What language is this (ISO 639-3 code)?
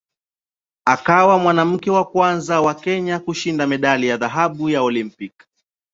swa